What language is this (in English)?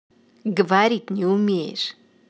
Russian